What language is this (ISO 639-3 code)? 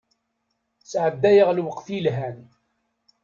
kab